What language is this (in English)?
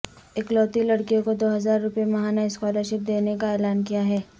Urdu